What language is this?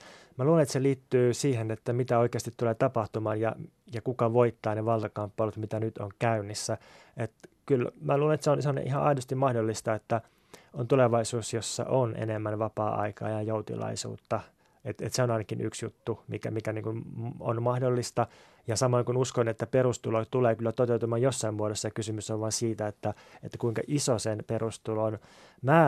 Finnish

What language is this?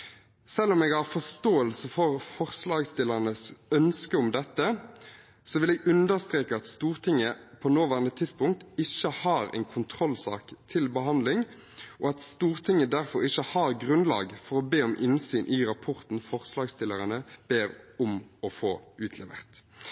Norwegian Bokmål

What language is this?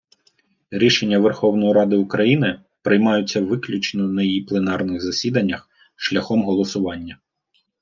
Ukrainian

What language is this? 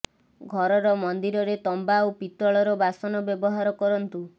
Odia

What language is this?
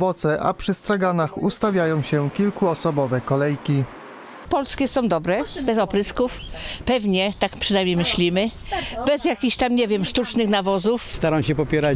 Polish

